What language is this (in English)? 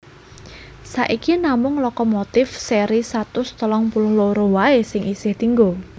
Javanese